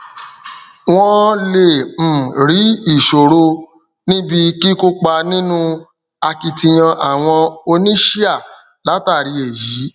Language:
Yoruba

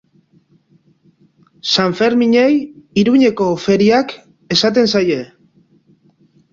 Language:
Basque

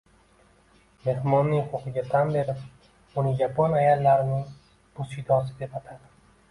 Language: Uzbek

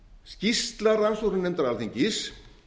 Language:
Icelandic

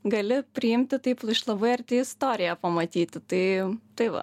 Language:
Lithuanian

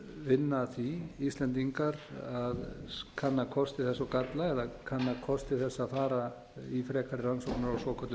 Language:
Icelandic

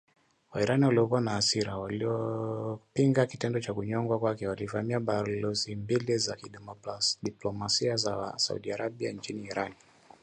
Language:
Swahili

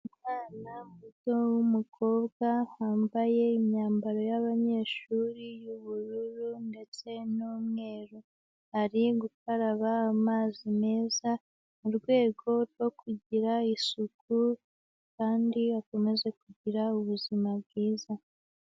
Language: Kinyarwanda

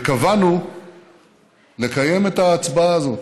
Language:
Hebrew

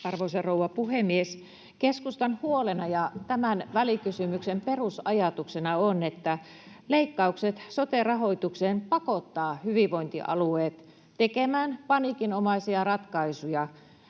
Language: Finnish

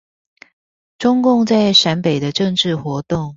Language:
Chinese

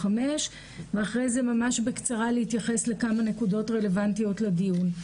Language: Hebrew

